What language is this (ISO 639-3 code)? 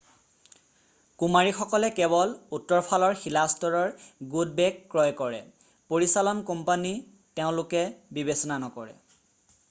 asm